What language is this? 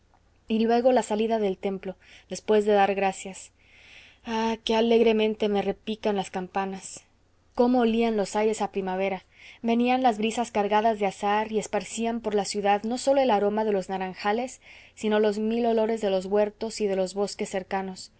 Spanish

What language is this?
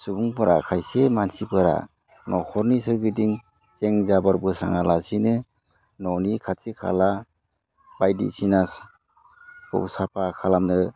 Bodo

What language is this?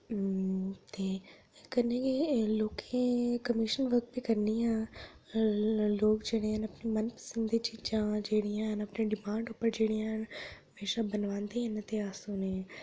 Dogri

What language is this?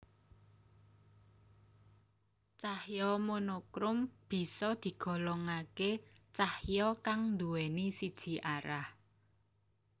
Javanese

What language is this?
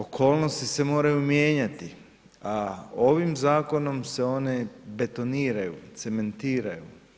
Croatian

